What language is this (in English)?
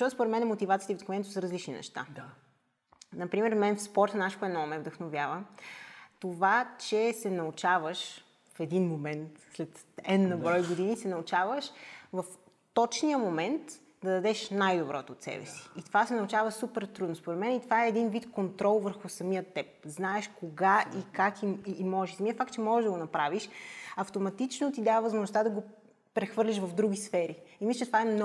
Bulgarian